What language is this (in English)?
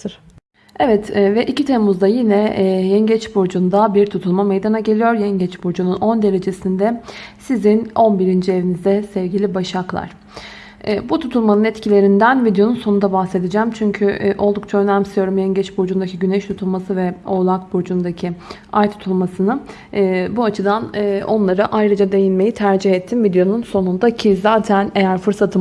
Turkish